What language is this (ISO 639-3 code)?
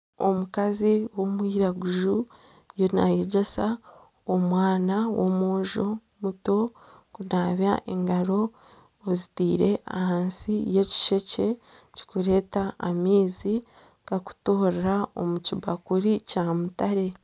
nyn